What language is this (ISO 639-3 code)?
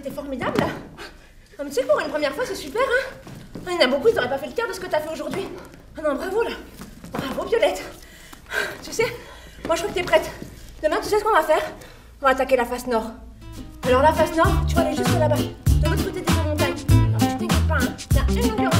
fra